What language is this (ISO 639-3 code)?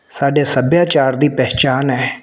pan